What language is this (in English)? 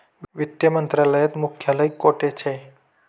Marathi